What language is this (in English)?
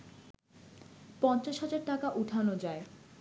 Bangla